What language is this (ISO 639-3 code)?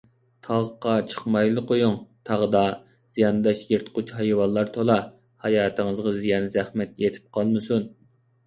uig